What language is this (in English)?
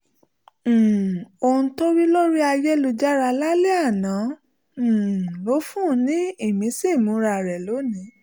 Yoruba